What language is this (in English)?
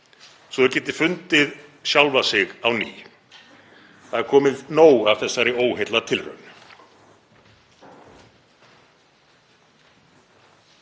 Icelandic